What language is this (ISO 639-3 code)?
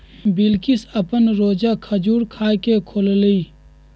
mag